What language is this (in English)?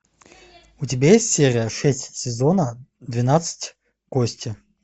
Russian